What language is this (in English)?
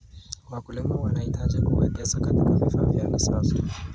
Kalenjin